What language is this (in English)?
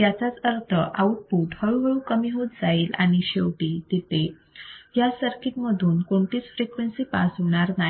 Marathi